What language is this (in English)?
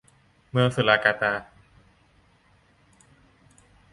Thai